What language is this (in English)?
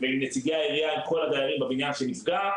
Hebrew